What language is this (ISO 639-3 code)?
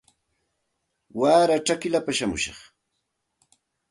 qxt